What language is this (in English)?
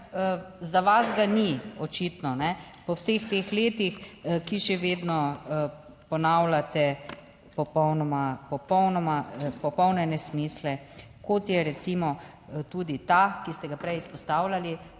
Slovenian